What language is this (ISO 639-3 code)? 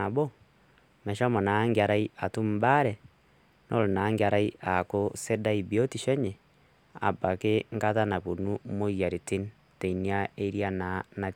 mas